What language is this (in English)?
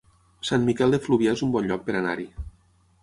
Catalan